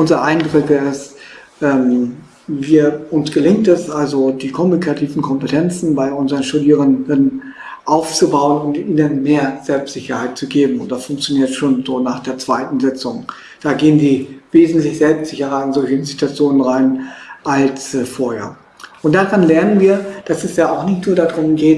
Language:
German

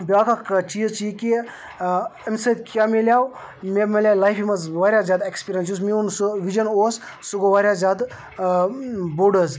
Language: Kashmiri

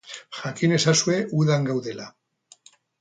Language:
Basque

